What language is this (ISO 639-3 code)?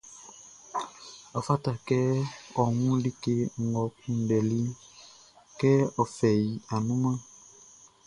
bci